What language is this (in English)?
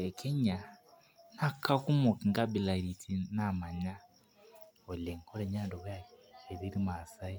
Masai